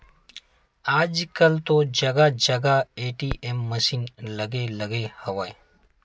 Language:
Chhattisgarhi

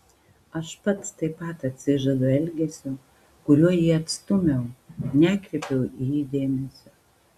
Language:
Lithuanian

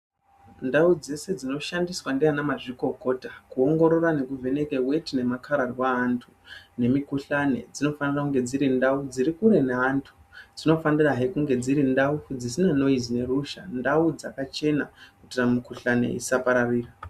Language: Ndau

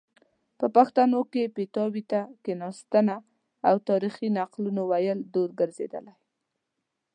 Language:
Pashto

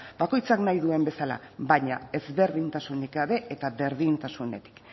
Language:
Basque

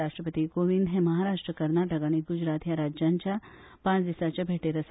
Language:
Konkani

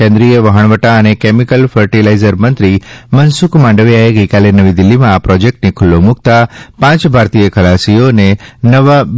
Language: Gujarati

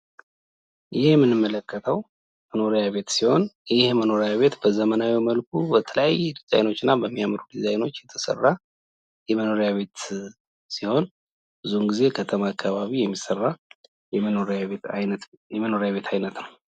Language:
Amharic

